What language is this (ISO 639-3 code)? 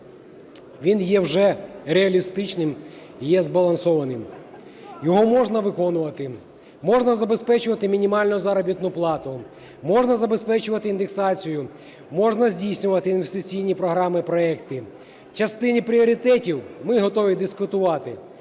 ukr